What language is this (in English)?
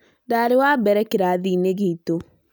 Kikuyu